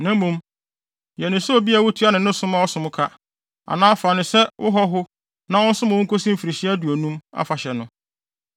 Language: Akan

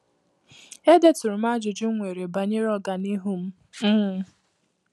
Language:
Igbo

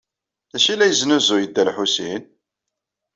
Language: Kabyle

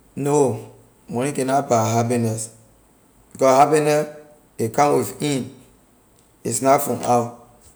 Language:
Liberian English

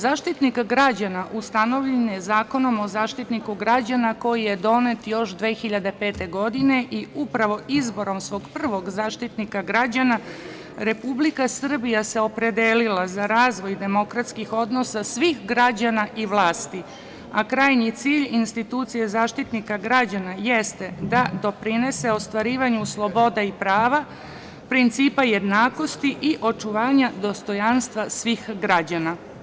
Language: Serbian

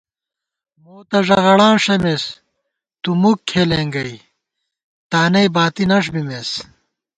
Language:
Gawar-Bati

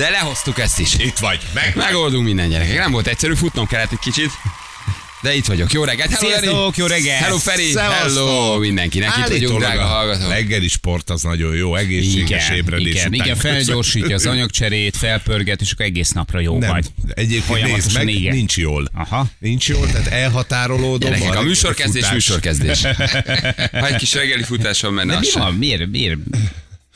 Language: Hungarian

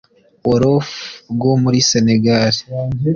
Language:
Kinyarwanda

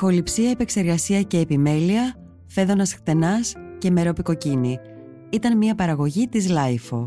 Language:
Greek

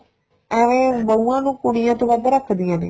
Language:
Punjabi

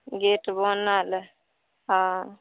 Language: Maithili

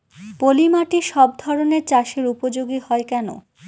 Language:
Bangla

